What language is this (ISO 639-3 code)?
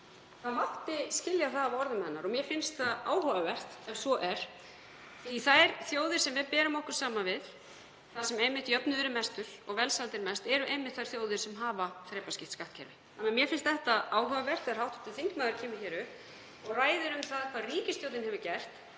isl